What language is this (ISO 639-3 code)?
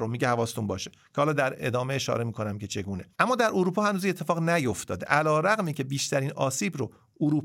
fas